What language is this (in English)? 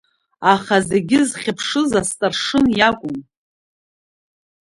Abkhazian